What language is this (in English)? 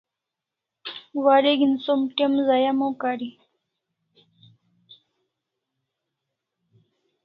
Kalasha